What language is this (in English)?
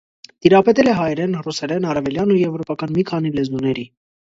Armenian